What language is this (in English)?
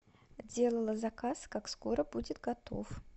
Russian